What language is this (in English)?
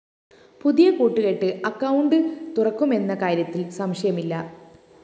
Malayalam